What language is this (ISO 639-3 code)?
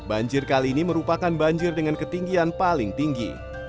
ind